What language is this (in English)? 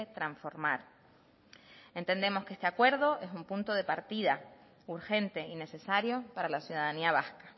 Spanish